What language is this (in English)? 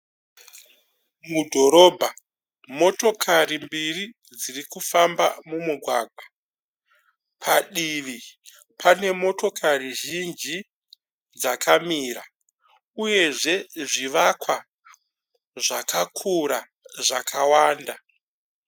Shona